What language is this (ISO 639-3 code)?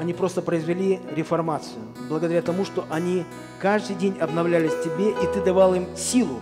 rus